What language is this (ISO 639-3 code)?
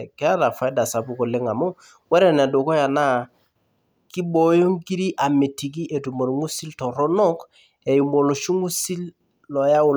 mas